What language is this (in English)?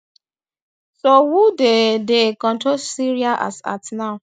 Nigerian Pidgin